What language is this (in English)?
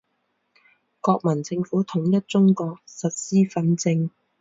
Chinese